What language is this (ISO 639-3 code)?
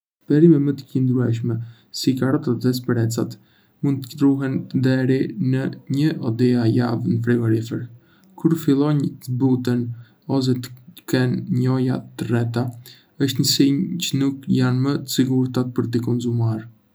aae